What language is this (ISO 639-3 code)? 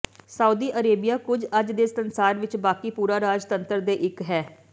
pan